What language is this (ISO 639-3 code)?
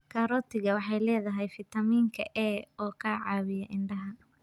som